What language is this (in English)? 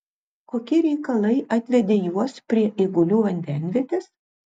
Lithuanian